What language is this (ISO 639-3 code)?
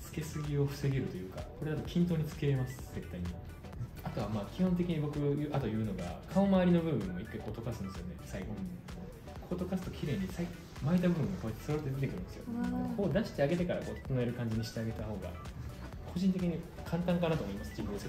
jpn